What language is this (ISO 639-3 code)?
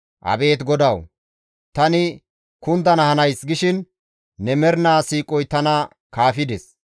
gmv